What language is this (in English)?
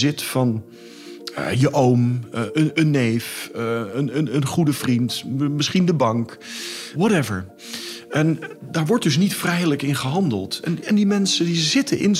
Dutch